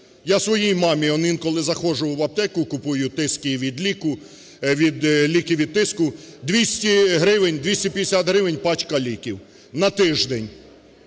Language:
Ukrainian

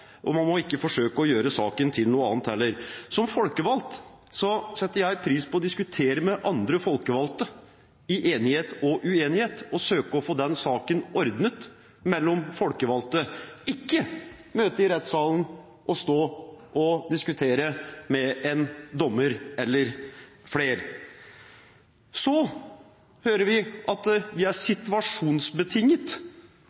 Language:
Norwegian Bokmål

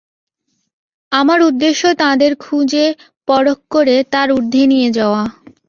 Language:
Bangla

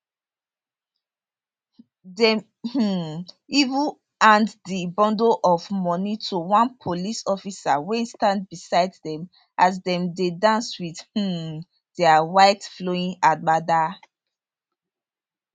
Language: Nigerian Pidgin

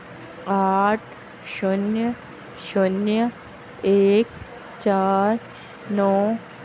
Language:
Hindi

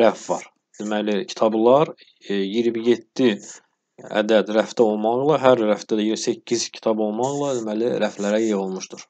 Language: Turkish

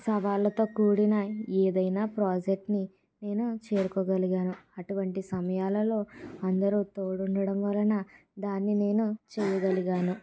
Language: Telugu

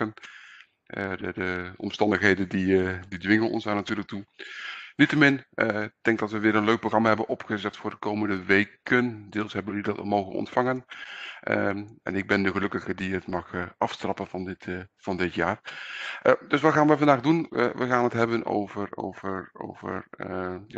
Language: Dutch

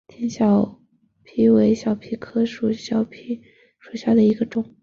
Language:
Chinese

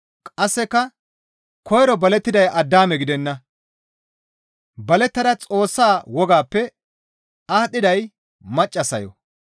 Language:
Gamo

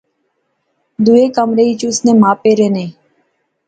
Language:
Pahari-Potwari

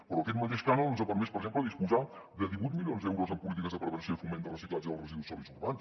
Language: Catalan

